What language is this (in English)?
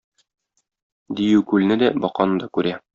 Tatar